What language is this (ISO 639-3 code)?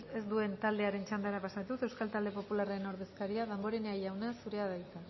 eus